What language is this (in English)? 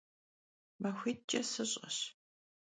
Kabardian